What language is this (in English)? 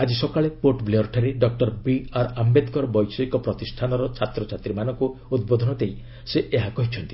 Odia